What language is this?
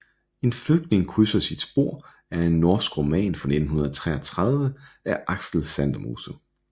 Danish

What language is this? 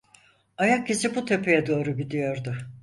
Turkish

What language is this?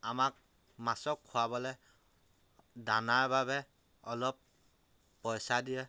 Assamese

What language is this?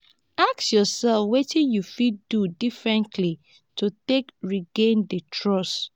Nigerian Pidgin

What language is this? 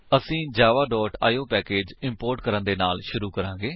Punjabi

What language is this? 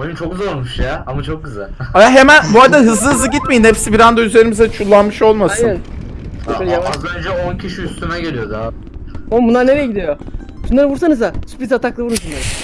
Turkish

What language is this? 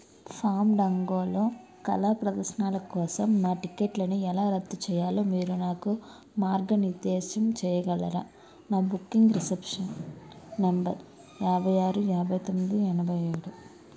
Telugu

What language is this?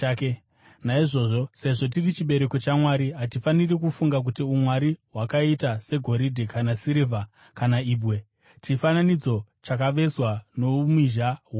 Shona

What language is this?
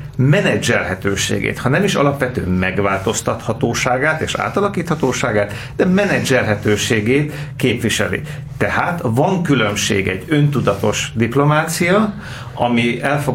Hungarian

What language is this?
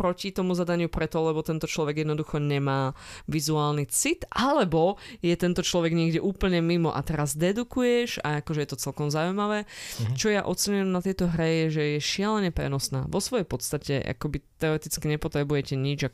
Slovak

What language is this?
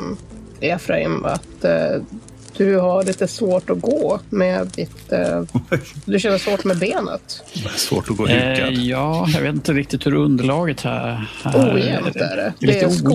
Swedish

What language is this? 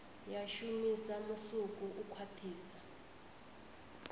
Venda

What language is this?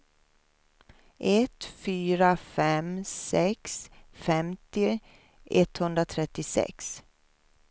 Swedish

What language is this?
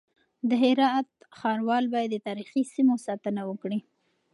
Pashto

